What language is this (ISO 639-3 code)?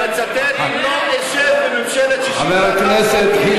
heb